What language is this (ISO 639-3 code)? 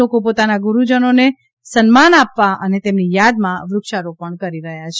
guj